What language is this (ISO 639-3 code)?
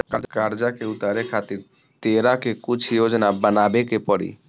bho